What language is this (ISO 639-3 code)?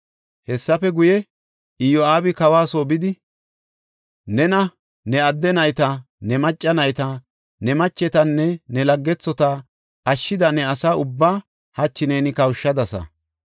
gof